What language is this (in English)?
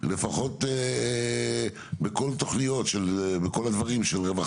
Hebrew